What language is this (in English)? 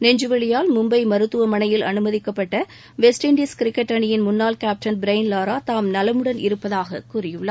Tamil